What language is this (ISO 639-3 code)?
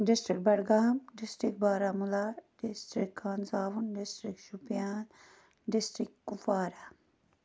kas